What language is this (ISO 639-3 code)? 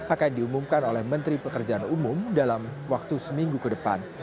ind